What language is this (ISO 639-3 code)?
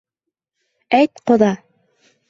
bak